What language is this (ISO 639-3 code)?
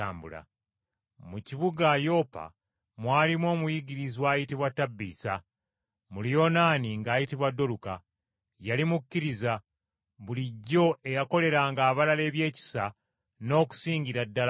lug